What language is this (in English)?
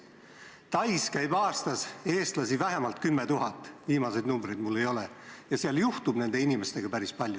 Estonian